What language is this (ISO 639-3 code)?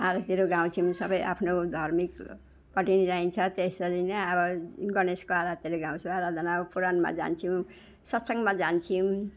nep